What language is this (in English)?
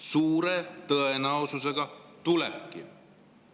Estonian